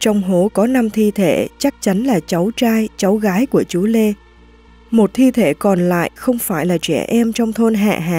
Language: Vietnamese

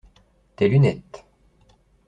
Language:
French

